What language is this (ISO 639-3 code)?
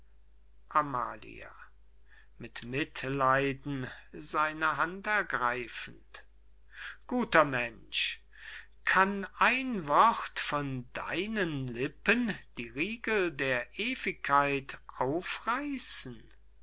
deu